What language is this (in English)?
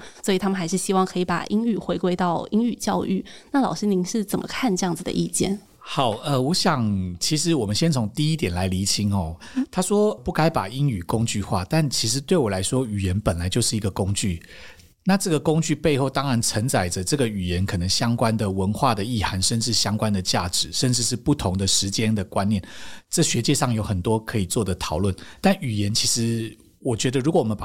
Chinese